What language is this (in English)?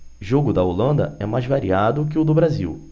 Portuguese